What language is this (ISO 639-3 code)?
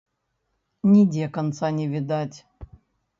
bel